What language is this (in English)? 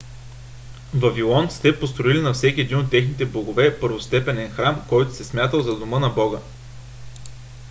Bulgarian